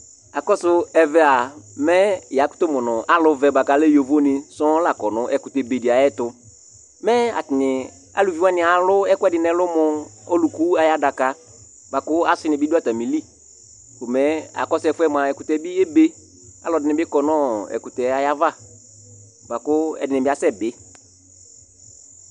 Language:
Ikposo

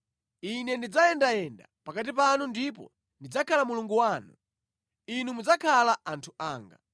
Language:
Nyanja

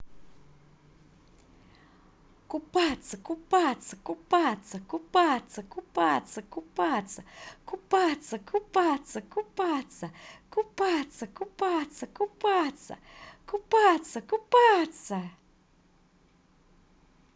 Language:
Russian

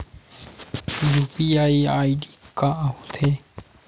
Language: Chhattisgarhi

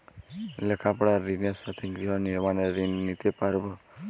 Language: Bangla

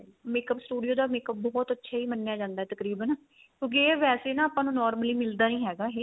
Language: Punjabi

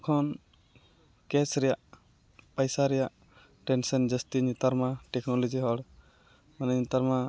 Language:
Santali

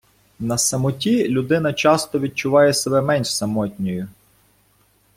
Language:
Ukrainian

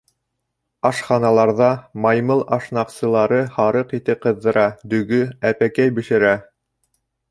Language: Bashkir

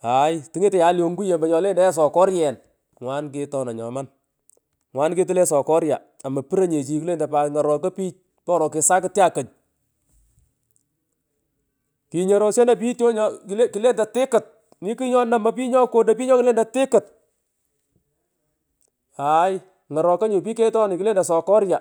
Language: Pökoot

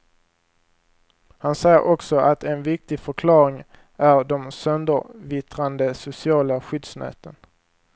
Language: Swedish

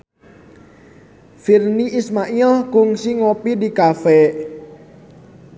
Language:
Sundanese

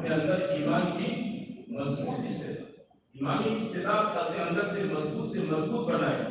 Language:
Romanian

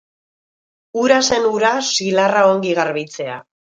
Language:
Basque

